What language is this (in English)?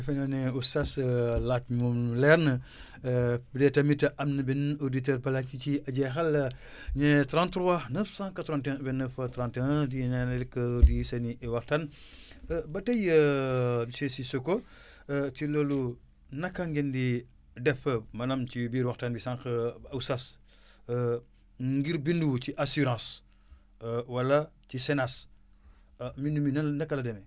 Wolof